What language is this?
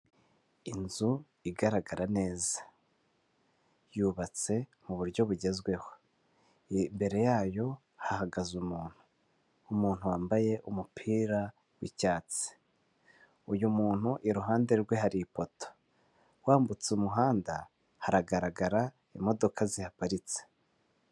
Kinyarwanda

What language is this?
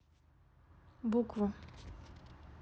Russian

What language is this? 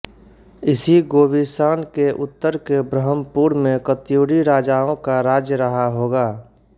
Hindi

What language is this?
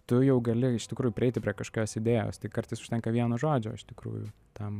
Lithuanian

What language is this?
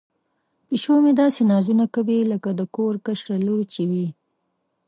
Pashto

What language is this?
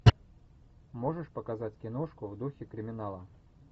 Russian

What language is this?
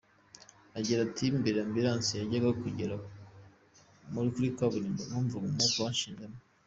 Kinyarwanda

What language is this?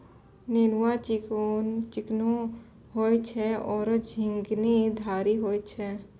Maithili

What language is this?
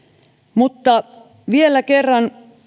Finnish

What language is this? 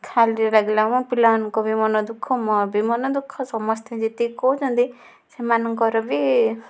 Odia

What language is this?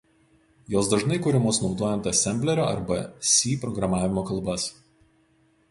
Lithuanian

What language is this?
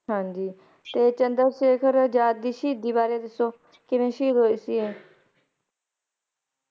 Punjabi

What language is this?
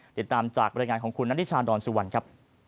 Thai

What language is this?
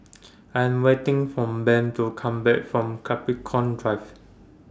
English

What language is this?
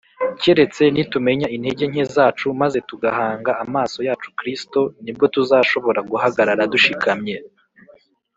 Kinyarwanda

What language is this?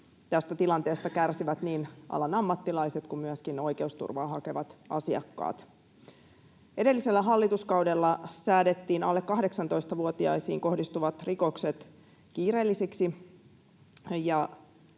Finnish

